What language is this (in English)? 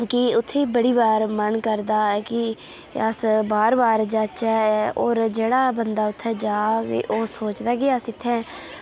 Dogri